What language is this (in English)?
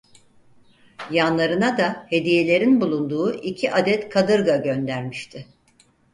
Turkish